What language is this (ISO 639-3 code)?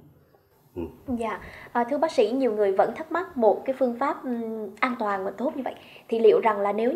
vie